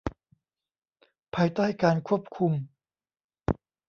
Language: Thai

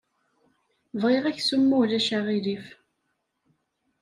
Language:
Kabyle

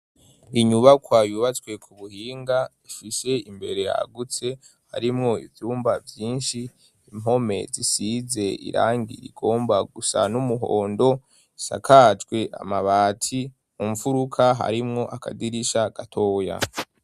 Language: Rundi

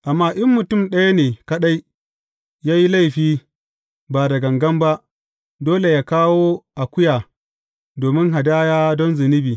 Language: Hausa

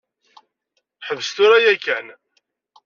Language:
Kabyle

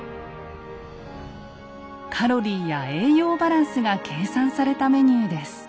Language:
Japanese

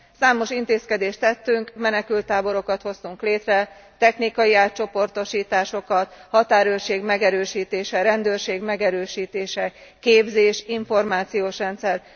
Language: Hungarian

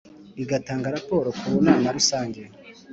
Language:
Kinyarwanda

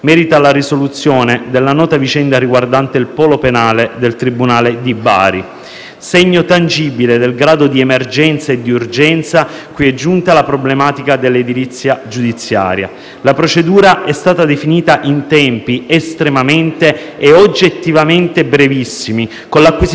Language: Italian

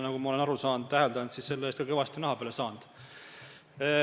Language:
Estonian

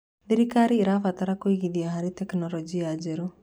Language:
Kikuyu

